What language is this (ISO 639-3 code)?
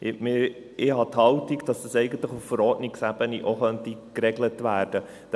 gsw